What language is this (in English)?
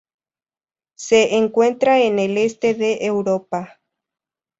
Spanish